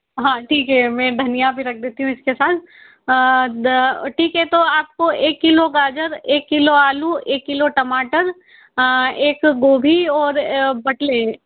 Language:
Hindi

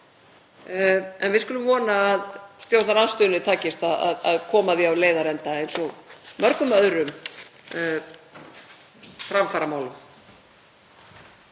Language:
Icelandic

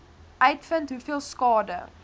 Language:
Afrikaans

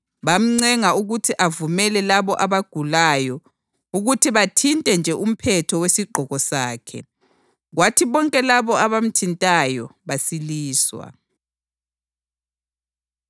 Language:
North Ndebele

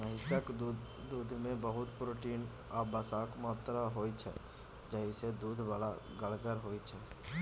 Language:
Maithili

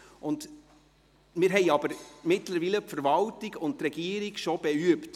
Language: Swiss German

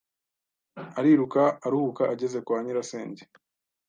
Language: Kinyarwanda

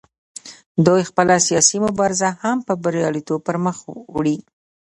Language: Pashto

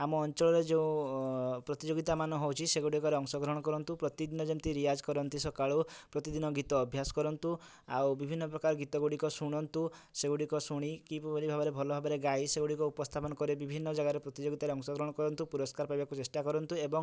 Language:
Odia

